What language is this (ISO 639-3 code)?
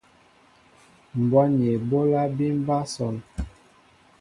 mbo